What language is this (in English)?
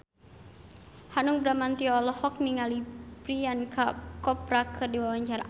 Sundanese